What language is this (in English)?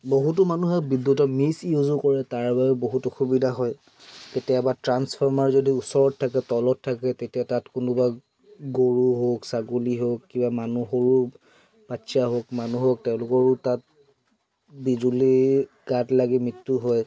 Assamese